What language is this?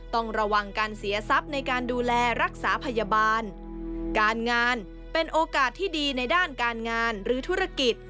Thai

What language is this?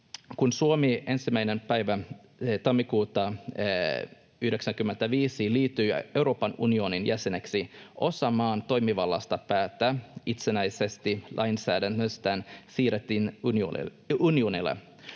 Finnish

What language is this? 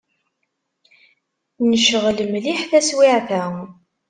Kabyle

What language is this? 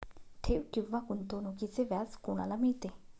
Marathi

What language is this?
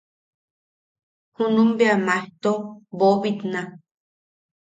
Yaqui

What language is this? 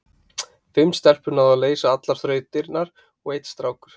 Icelandic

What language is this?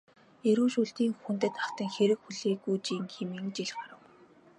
Mongolian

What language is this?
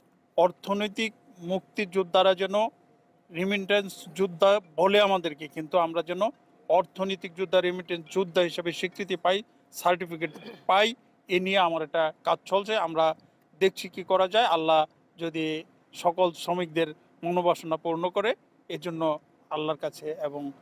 Romanian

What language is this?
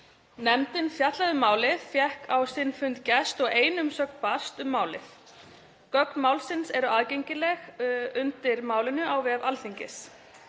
Icelandic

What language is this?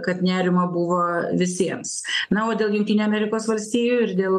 Lithuanian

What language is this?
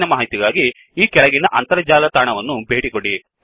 Kannada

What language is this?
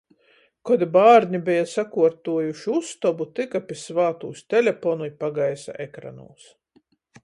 Latgalian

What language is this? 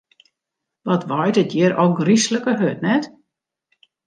Western Frisian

